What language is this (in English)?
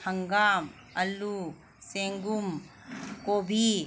Manipuri